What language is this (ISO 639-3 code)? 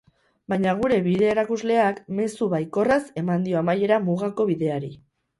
eus